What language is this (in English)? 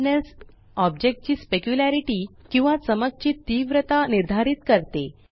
Marathi